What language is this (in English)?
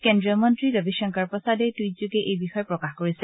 Assamese